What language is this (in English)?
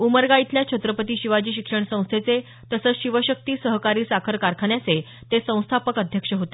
Marathi